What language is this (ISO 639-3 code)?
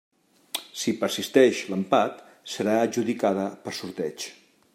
cat